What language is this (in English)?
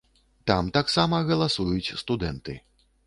Belarusian